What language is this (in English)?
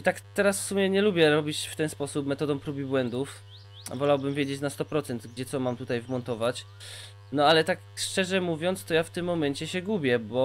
Polish